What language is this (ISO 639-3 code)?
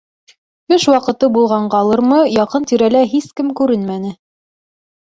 bak